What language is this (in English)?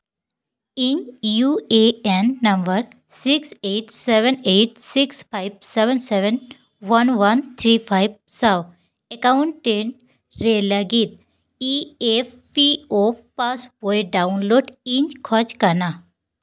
Santali